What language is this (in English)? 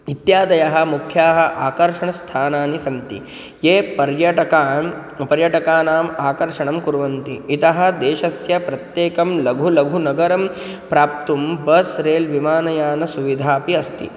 Sanskrit